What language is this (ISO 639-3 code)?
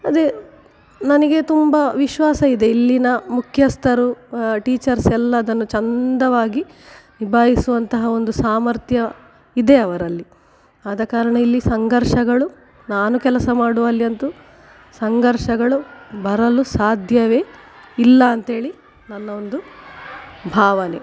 kan